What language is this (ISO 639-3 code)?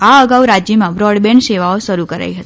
guj